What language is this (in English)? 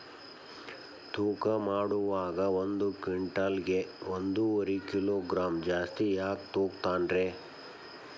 Kannada